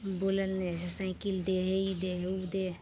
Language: Maithili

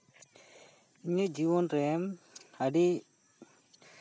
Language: Santali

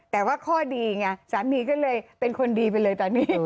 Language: Thai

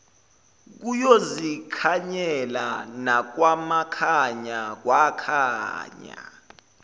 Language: Zulu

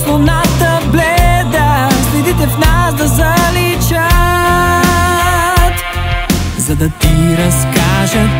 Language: Bulgarian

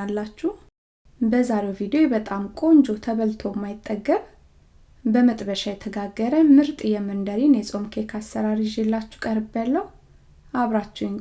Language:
Amharic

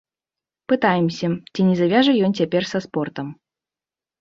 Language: Belarusian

